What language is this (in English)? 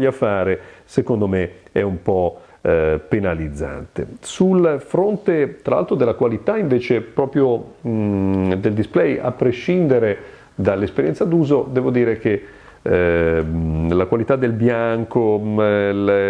Italian